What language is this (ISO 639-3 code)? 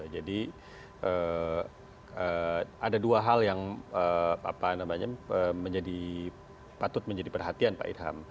ind